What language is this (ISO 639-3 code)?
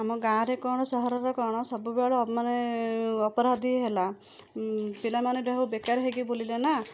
ori